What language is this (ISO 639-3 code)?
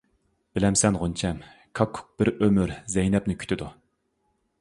uig